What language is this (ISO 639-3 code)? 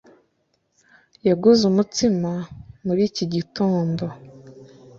kin